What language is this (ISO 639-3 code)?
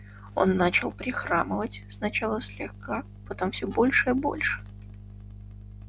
rus